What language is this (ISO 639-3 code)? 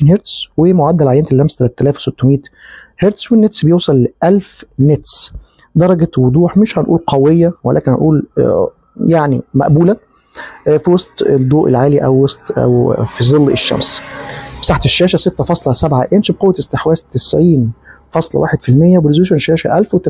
ara